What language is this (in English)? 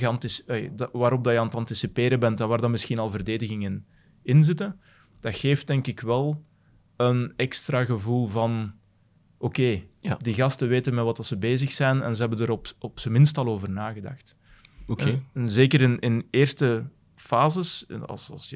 Dutch